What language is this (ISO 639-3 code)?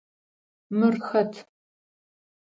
ady